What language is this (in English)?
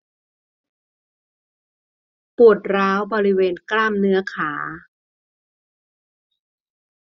Thai